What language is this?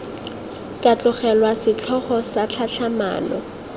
Tswana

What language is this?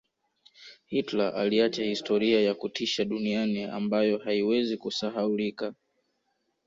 Swahili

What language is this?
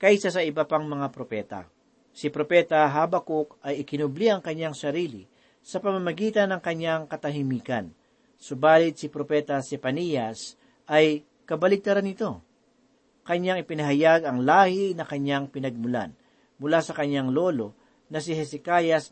Filipino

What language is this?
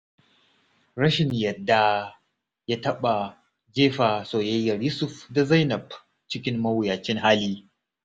Hausa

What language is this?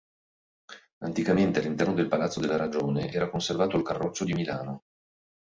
Italian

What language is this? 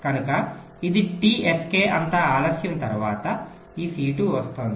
Telugu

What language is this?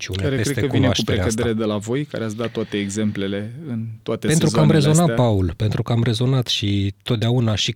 Romanian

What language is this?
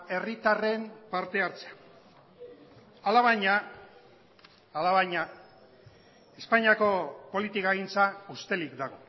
Basque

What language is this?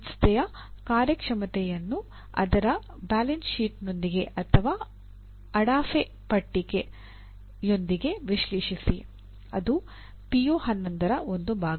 Kannada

